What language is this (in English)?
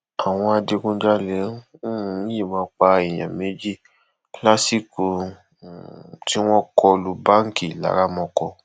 Yoruba